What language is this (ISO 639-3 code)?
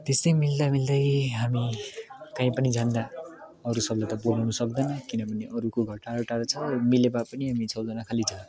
nep